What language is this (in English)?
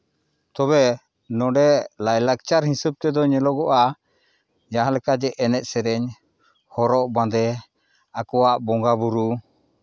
Santali